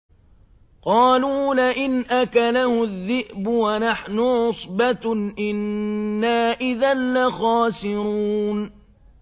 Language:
Arabic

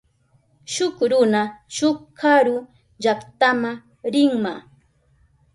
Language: Southern Pastaza Quechua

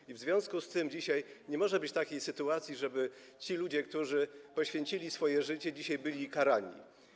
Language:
Polish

